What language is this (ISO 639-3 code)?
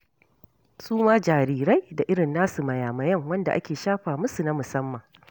hau